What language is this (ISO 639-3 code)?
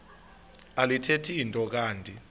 xho